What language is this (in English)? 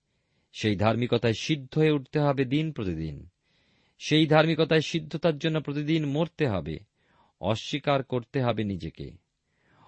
Bangla